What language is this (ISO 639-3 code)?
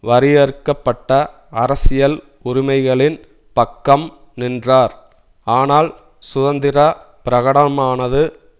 tam